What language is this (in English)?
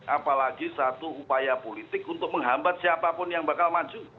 Indonesian